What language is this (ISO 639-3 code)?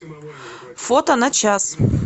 rus